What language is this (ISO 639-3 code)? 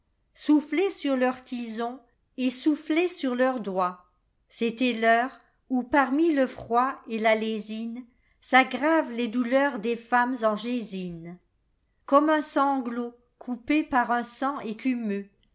fra